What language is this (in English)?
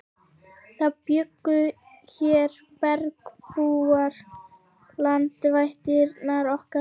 Icelandic